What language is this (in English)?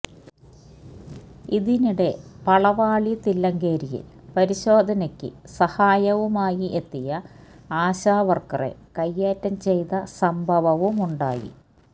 Malayalam